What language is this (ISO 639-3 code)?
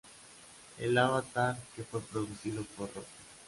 spa